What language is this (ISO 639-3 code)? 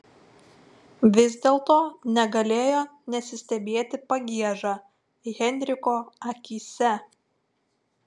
lit